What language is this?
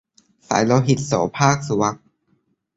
Thai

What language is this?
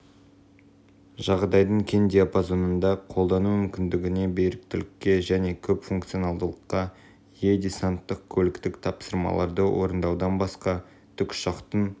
Kazakh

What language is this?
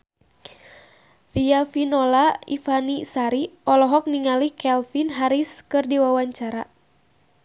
Sundanese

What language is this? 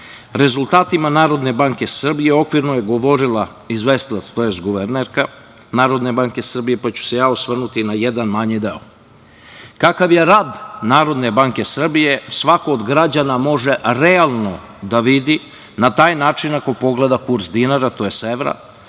Serbian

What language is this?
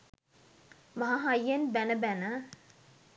Sinhala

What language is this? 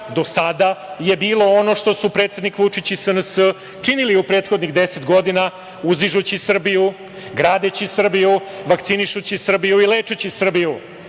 Serbian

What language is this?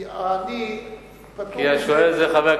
Hebrew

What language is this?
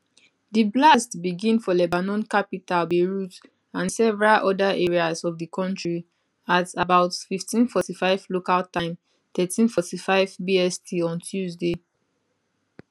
Nigerian Pidgin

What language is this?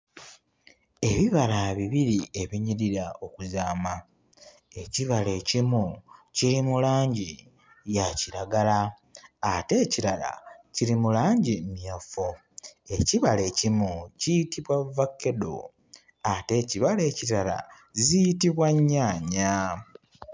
Ganda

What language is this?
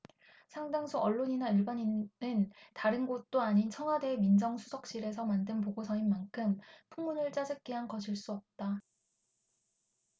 Korean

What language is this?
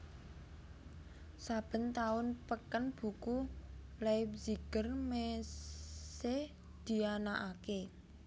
Javanese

